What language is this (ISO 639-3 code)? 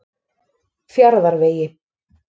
isl